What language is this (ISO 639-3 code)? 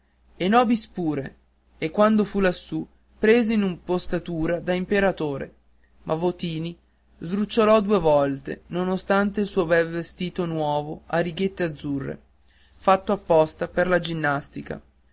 ita